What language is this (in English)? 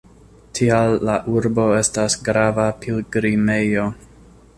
Esperanto